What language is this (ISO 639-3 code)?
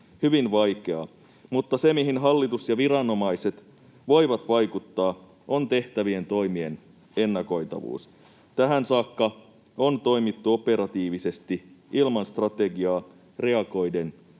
fin